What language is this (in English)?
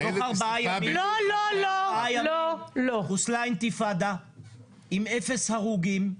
Hebrew